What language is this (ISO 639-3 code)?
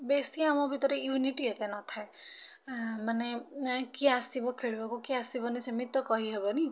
ori